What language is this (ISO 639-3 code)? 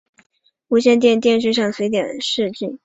zho